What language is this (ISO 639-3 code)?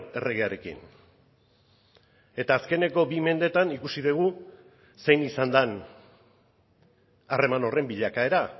eus